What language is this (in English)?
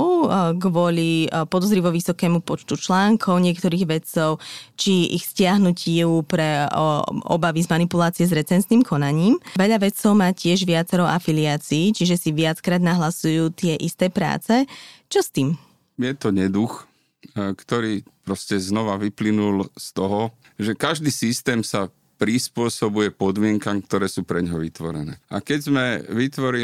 Slovak